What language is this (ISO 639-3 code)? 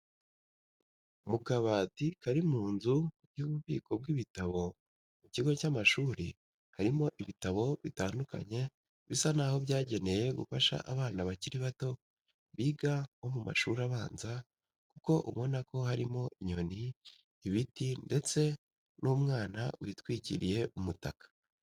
kin